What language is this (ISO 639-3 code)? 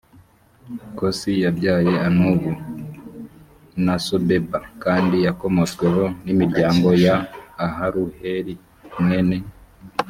kin